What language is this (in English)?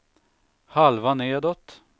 Swedish